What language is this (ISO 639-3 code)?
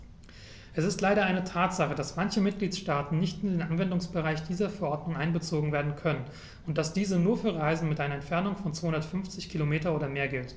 deu